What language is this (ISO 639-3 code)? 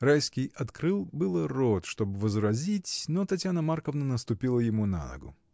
rus